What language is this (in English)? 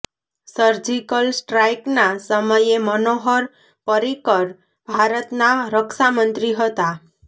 Gujarati